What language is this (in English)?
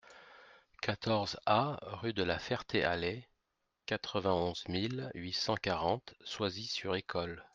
French